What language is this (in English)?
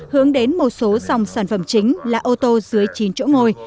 Vietnamese